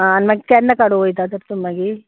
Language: Konkani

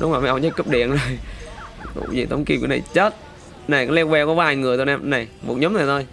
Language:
Vietnamese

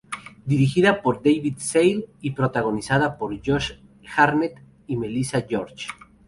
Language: Spanish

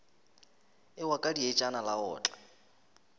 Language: Northern Sotho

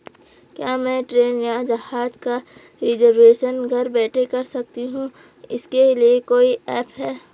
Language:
Hindi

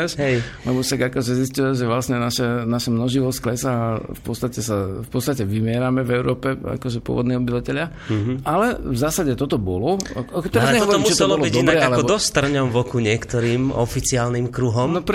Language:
Slovak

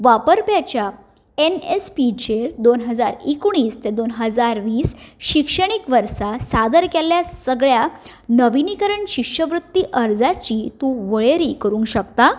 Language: Konkani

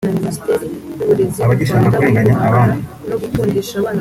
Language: Kinyarwanda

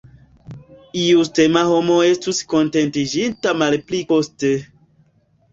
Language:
Esperanto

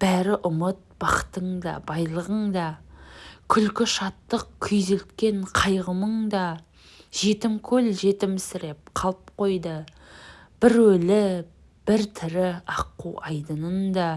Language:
Turkish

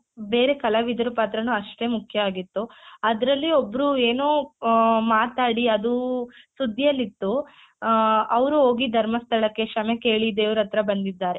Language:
Kannada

